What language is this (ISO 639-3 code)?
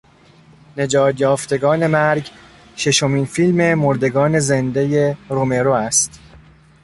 fas